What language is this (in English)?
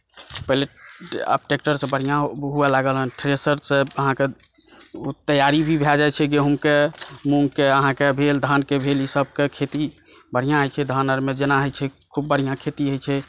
Maithili